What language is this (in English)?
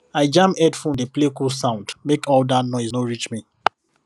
Nigerian Pidgin